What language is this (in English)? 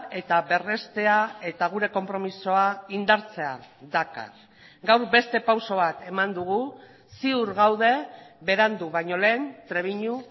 Basque